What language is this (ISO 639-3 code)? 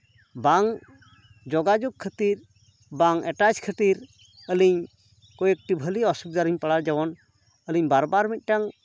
sat